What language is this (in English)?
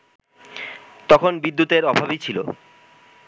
Bangla